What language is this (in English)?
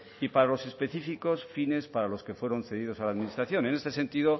Spanish